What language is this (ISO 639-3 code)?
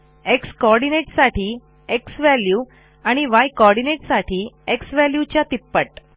mar